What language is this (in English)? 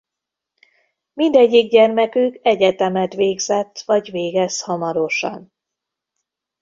Hungarian